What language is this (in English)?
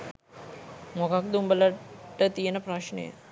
Sinhala